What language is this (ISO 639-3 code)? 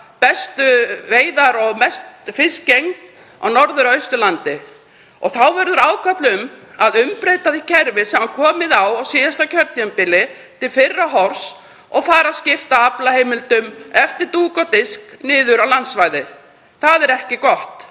isl